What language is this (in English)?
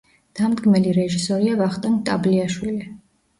Georgian